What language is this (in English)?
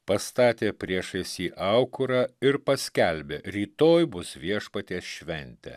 Lithuanian